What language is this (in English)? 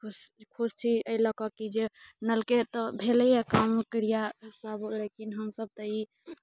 Maithili